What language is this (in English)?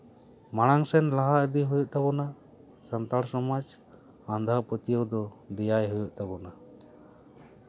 Santali